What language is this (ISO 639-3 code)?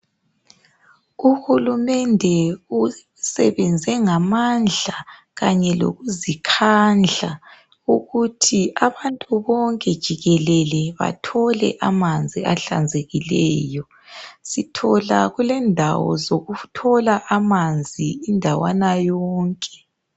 nde